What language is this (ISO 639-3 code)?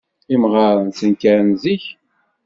kab